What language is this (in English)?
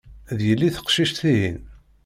Kabyle